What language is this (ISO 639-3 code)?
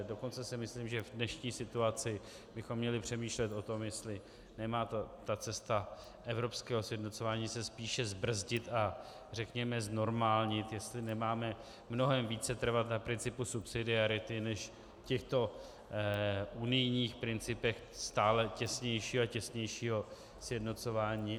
ces